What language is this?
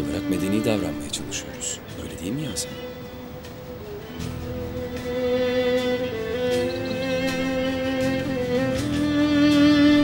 Turkish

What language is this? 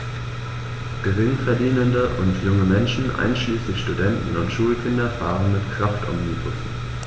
German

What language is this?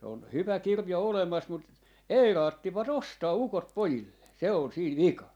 Finnish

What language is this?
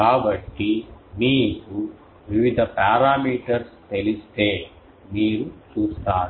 Telugu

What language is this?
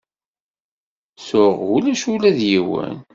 Kabyle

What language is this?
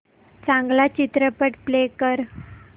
Marathi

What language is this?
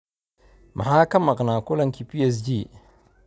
Somali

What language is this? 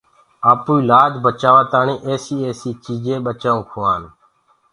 Gurgula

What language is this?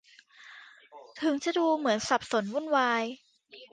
Thai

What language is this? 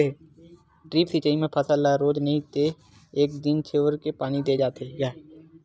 Chhattisgarhi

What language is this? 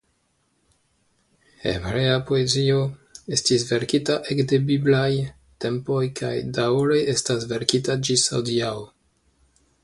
Esperanto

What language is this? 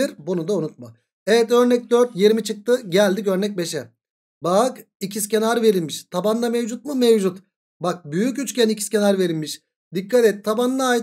Turkish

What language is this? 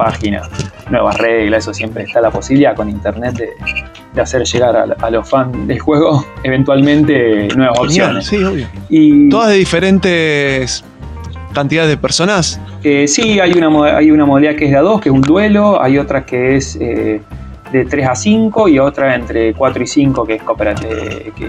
Spanish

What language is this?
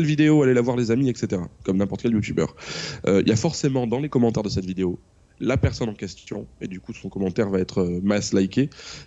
French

